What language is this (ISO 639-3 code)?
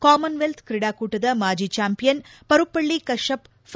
kan